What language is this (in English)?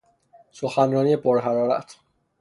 Persian